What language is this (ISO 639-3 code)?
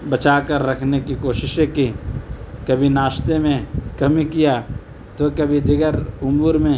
urd